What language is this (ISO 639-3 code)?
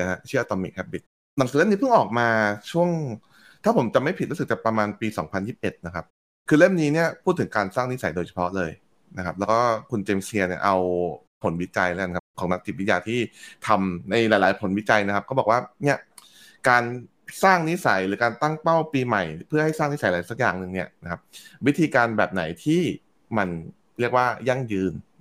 tha